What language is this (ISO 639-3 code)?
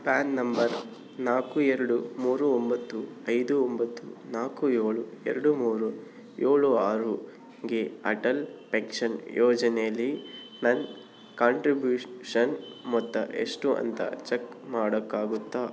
kan